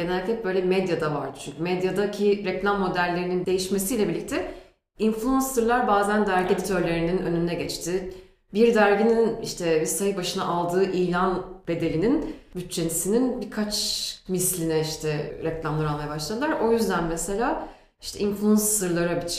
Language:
Turkish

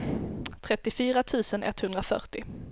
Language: Swedish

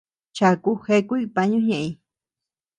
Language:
Tepeuxila Cuicatec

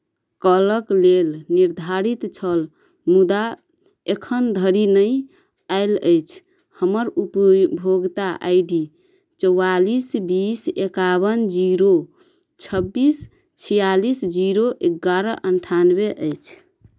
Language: Maithili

